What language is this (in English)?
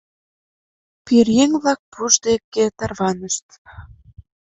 Mari